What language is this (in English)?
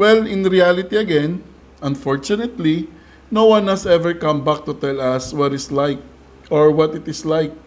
Filipino